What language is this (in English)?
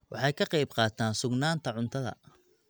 Somali